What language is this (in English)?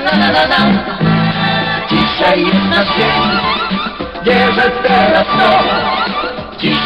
Thai